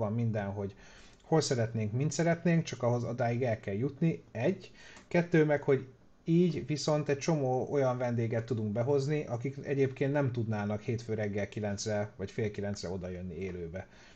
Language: Hungarian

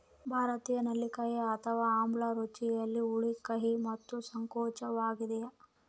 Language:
Kannada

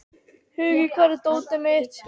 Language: Icelandic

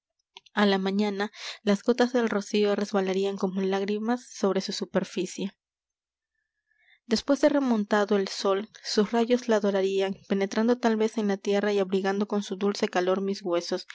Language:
Spanish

